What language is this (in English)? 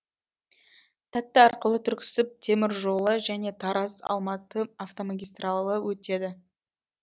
Kazakh